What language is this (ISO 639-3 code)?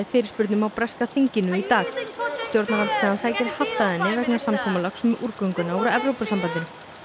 isl